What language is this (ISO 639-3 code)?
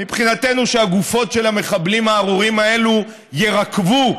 heb